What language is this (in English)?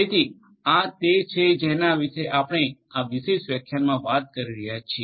Gujarati